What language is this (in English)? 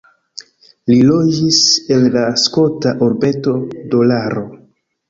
Esperanto